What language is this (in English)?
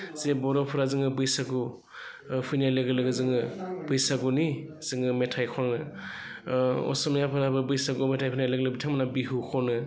Bodo